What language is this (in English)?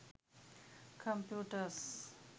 Sinhala